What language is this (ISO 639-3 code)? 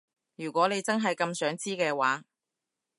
yue